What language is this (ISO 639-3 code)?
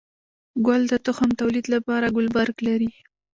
pus